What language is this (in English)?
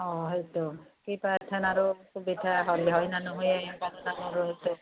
Assamese